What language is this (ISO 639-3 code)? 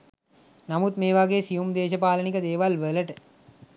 sin